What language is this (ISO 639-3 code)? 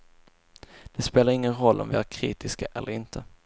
swe